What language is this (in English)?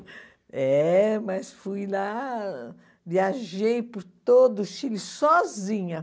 Portuguese